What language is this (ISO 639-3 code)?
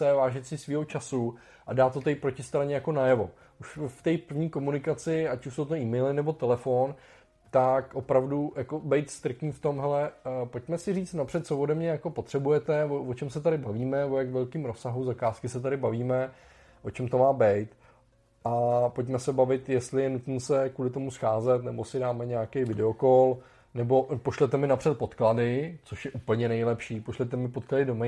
ces